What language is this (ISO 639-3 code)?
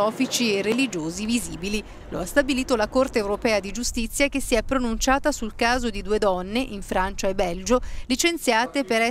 ita